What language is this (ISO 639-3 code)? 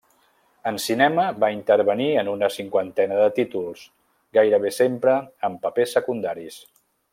cat